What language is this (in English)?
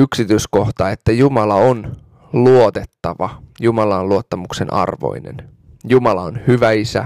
Finnish